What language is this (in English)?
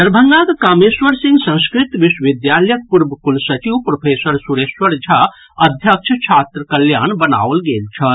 Maithili